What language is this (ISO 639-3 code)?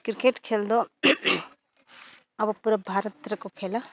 sat